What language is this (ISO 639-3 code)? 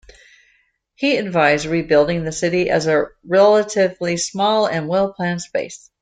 eng